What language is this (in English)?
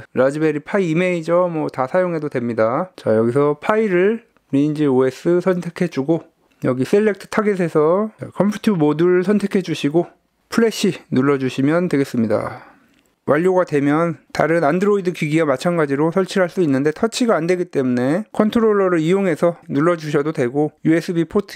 Korean